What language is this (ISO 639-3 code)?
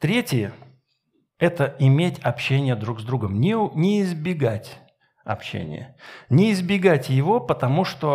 rus